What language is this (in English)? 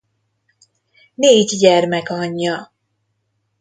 Hungarian